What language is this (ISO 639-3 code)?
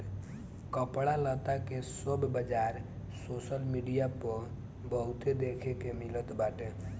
bho